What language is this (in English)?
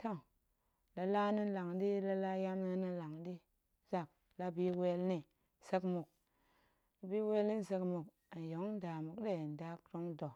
Goemai